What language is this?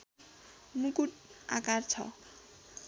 Nepali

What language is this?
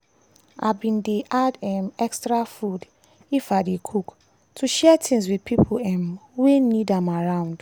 Nigerian Pidgin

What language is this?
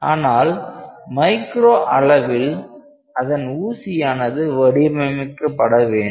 Tamil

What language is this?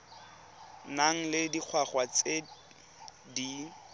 Tswana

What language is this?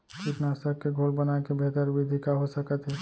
Chhattisgarhi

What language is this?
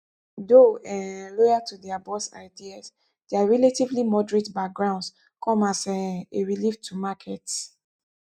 Nigerian Pidgin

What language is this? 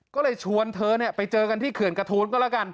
Thai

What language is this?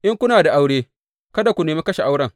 Hausa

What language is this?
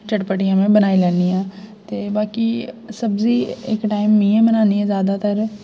Dogri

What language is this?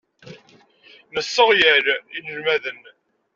Kabyle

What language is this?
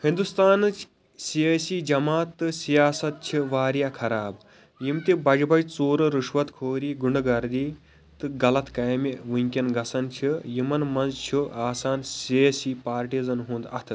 Kashmiri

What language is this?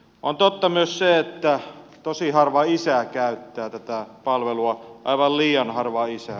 Finnish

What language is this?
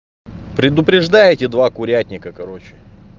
Russian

